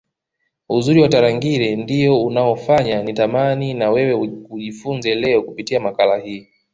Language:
Swahili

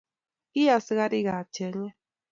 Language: Kalenjin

